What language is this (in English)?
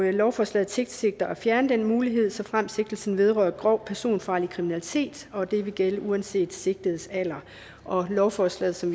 Danish